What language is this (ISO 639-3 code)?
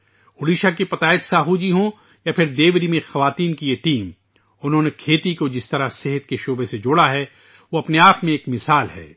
urd